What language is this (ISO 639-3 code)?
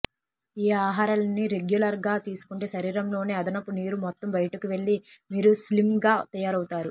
tel